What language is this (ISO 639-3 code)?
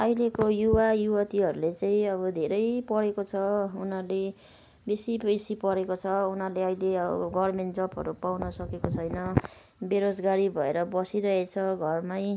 nep